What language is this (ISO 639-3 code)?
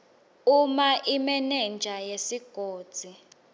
ssw